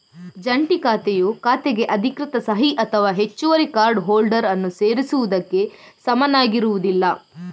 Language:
Kannada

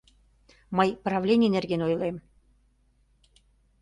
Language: Mari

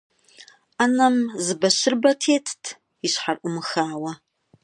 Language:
Kabardian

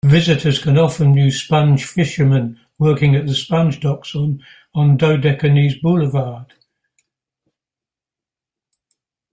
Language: English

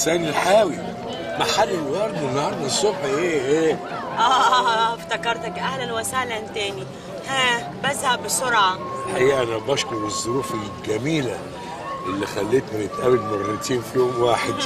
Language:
Arabic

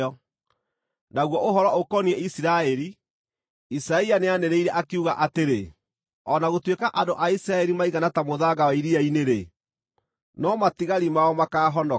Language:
Kikuyu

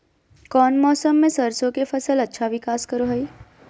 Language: Magahi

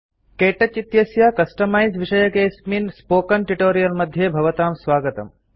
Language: Sanskrit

